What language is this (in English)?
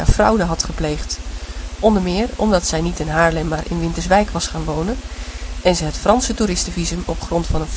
Dutch